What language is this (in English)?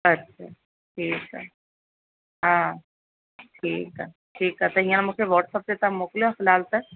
Sindhi